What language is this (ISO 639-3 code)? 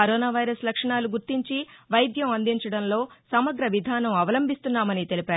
tel